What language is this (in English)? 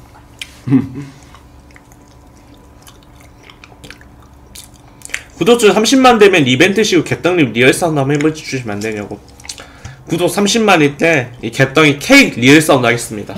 Korean